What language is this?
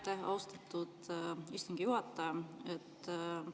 Estonian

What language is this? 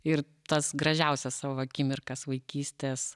Lithuanian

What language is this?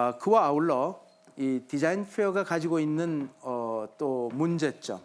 Korean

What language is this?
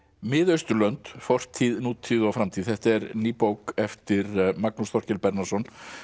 Icelandic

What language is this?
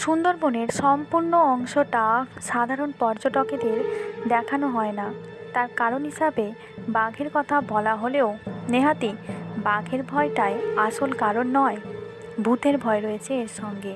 Bangla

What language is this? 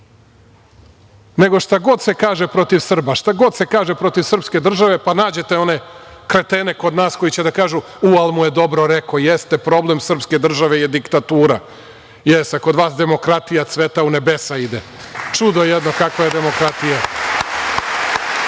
Serbian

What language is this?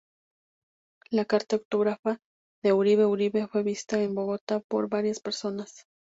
Spanish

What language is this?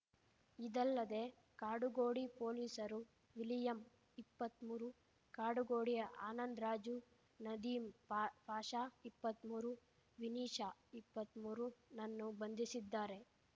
Kannada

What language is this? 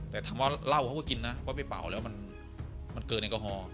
Thai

